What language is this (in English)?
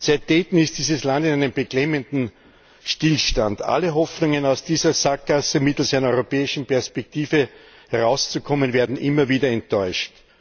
German